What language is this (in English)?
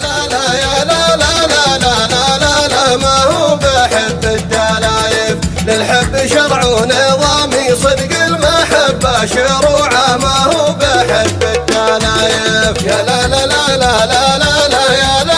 Arabic